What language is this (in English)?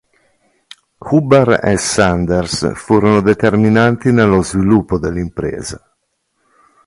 Italian